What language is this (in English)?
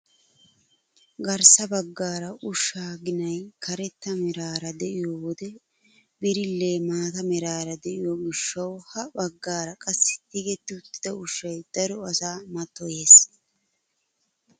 Wolaytta